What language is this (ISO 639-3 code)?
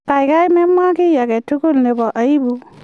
kln